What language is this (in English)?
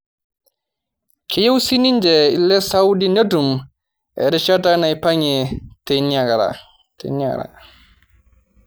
Masai